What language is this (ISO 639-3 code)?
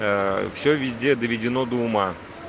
rus